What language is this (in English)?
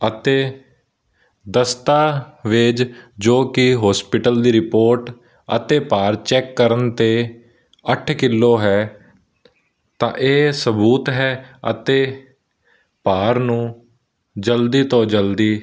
Punjabi